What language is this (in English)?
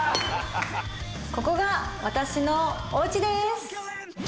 Japanese